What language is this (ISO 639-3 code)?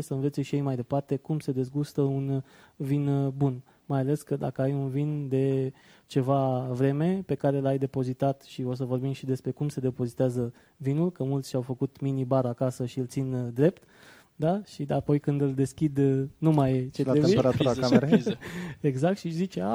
ron